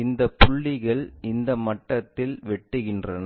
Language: Tamil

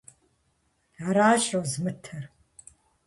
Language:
Kabardian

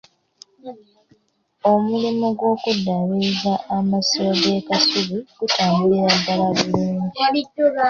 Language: Ganda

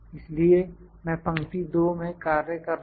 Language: Hindi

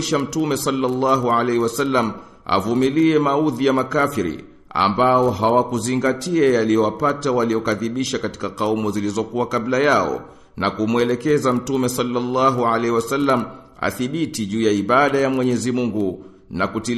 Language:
Swahili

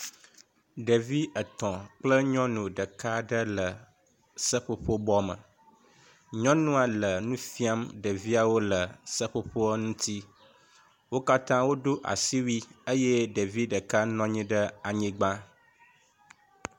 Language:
Ewe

